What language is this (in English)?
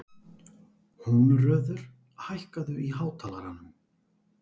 Icelandic